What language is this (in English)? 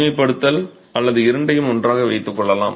Tamil